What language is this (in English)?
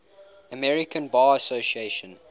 English